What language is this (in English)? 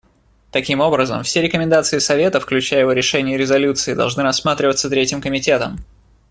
Russian